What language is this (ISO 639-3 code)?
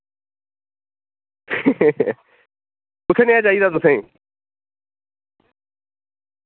doi